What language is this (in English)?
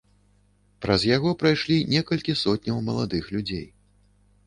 Belarusian